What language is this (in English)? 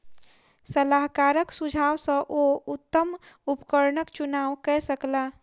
Maithili